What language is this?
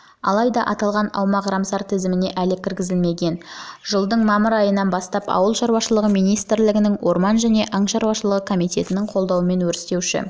Kazakh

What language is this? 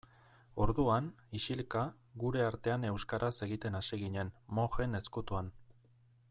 Basque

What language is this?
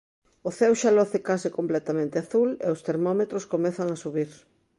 Galician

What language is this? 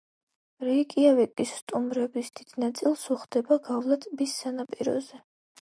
Georgian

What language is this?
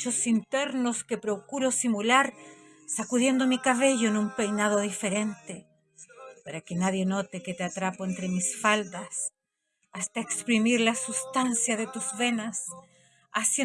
Spanish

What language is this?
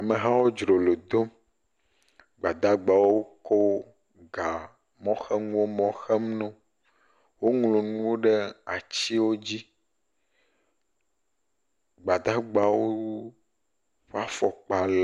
Ewe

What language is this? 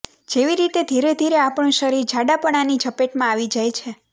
Gujarati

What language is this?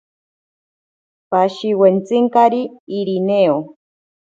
Ashéninka Perené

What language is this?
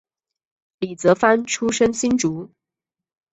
Chinese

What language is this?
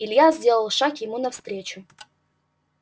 Russian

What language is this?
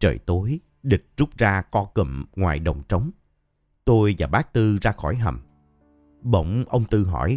Vietnamese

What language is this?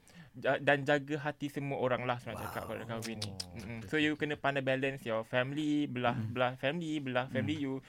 Malay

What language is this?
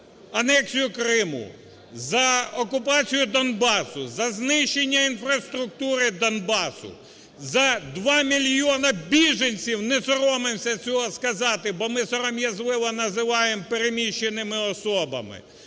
Ukrainian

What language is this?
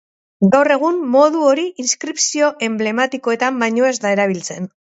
Basque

